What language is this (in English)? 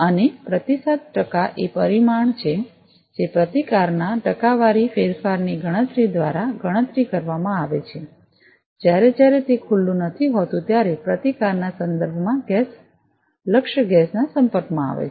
Gujarati